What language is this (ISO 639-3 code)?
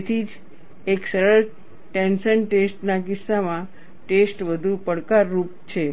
guj